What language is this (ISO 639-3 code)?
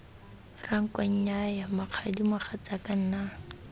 tsn